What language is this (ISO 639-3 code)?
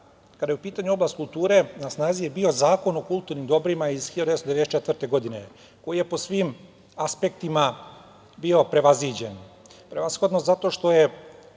srp